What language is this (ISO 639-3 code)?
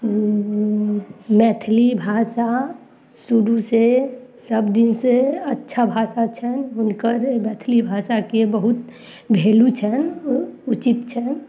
mai